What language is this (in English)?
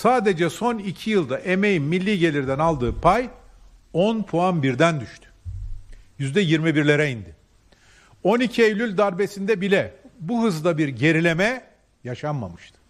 Turkish